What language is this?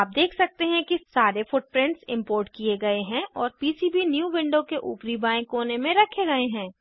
Hindi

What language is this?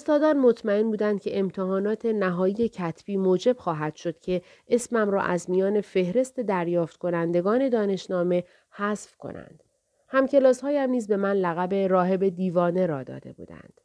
Persian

